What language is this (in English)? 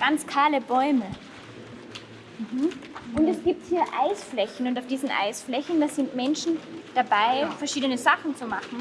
German